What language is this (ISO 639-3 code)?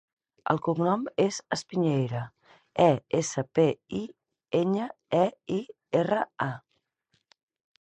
cat